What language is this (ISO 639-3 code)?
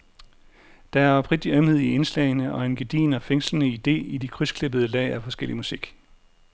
dan